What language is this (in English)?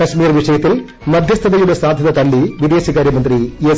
Malayalam